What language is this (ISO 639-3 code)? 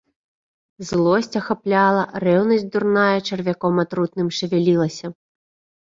bel